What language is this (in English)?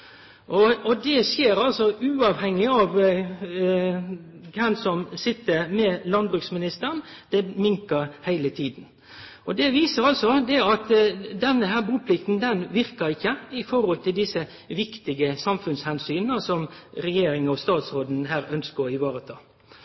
Norwegian Nynorsk